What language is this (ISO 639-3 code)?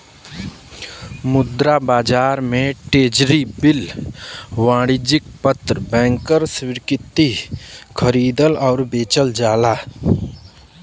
bho